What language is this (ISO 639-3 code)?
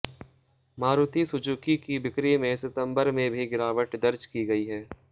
hin